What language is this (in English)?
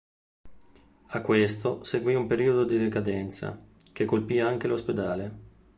Italian